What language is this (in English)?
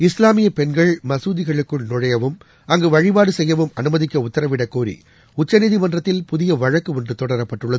Tamil